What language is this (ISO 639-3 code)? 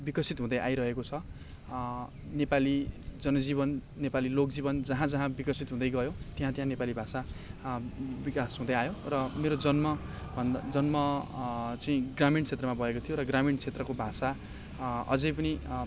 nep